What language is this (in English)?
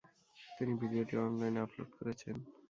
Bangla